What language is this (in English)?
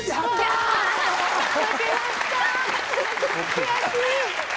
Japanese